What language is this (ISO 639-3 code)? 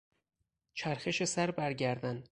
fas